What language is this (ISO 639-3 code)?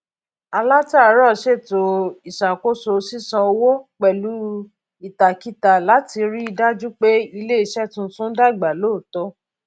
yor